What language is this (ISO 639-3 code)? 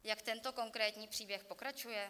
ces